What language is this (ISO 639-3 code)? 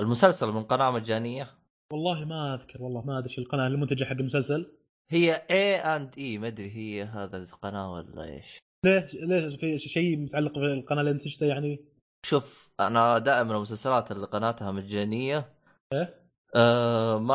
ara